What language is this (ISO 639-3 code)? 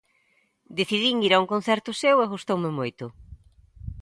glg